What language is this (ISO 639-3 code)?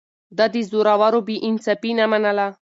pus